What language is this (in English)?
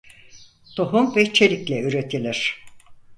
Turkish